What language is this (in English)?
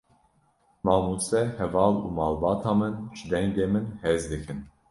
Kurdish